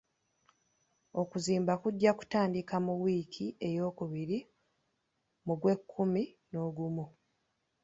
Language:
Ganda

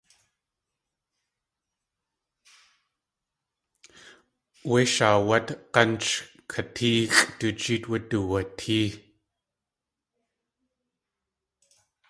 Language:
Tlingit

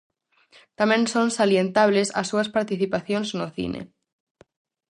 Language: Galician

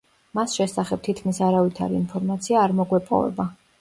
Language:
Georgian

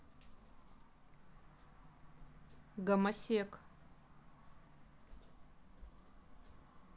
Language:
Russian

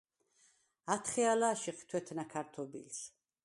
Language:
Svan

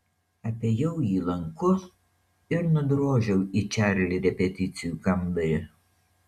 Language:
Lithuanian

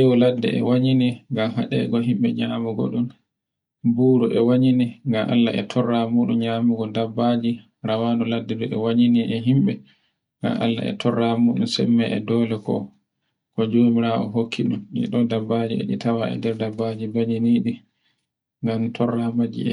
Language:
Borgu Fulfulde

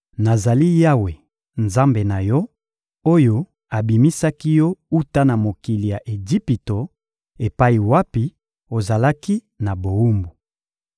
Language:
Lingala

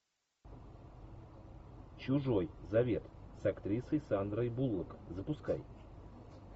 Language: Russian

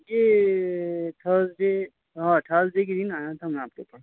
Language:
Urdu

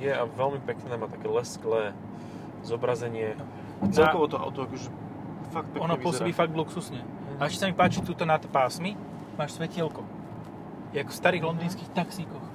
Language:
Slovak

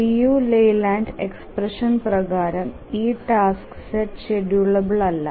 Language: Malayalam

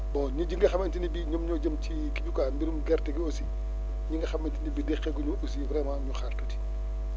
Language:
Wolof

